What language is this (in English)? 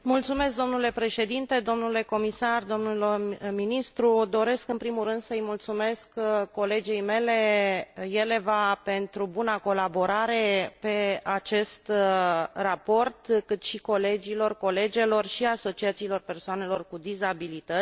Romanian